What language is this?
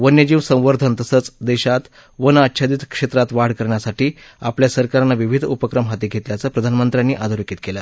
Marathi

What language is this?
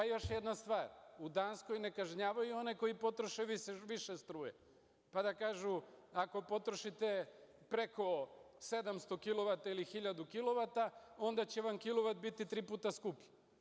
Serbian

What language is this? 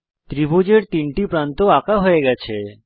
Bangla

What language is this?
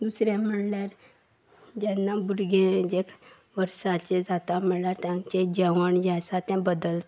Konkani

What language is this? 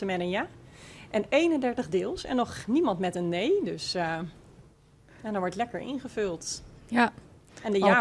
Dutch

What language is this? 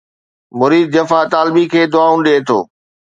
Sindhi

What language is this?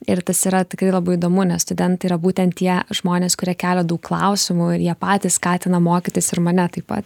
Lithuanian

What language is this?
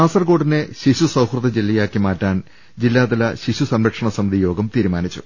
Malayalam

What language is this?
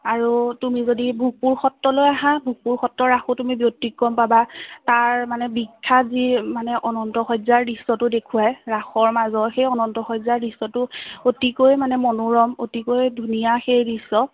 Assamese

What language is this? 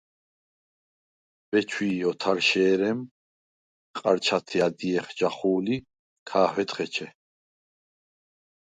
Svan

